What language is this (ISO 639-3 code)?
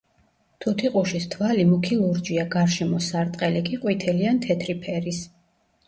kat